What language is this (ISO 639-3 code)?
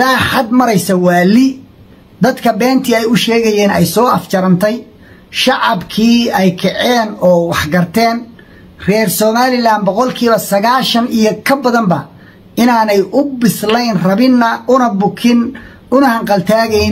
ara